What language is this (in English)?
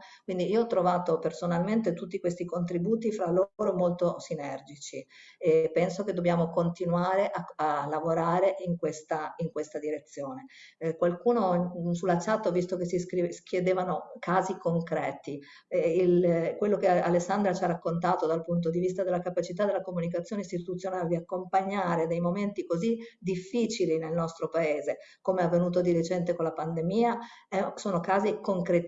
Italian